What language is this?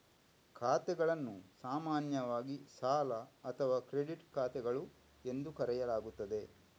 Kannada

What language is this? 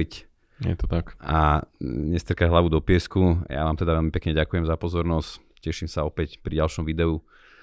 Slovak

